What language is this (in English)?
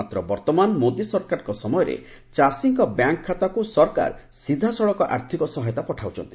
Odia